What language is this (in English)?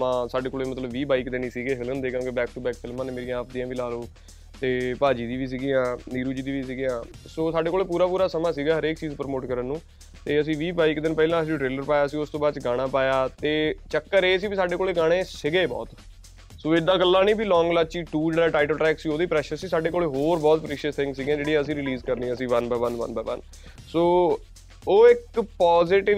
Punjabi